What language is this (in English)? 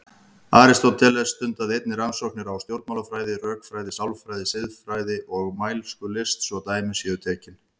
Icelandic